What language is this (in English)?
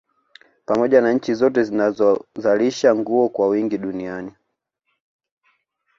Swahili